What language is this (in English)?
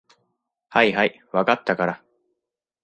Japanese